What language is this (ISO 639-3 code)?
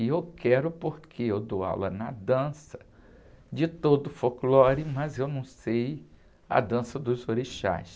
por